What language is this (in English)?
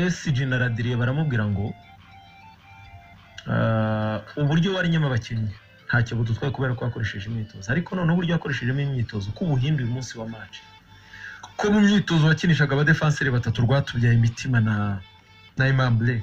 Romanian